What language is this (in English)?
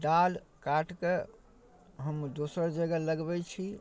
Maithili